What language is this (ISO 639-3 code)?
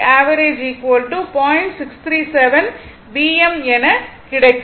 tam